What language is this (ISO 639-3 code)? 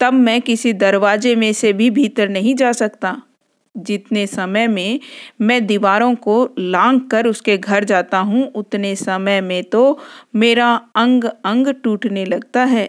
hin